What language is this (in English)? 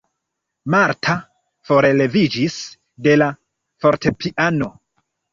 Esperanto